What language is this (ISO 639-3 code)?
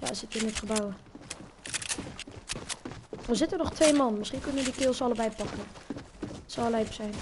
nld